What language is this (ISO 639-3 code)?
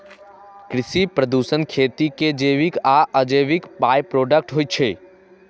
mai